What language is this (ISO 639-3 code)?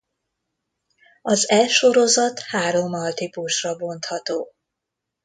hun